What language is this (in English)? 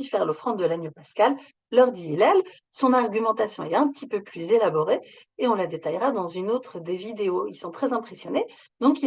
French